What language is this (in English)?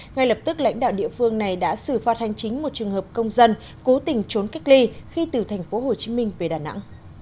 Vietnamese